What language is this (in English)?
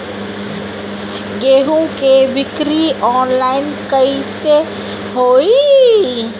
Bhojpuri